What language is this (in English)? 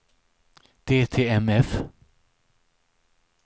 Swedish